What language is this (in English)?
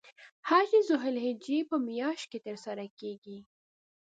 Pashto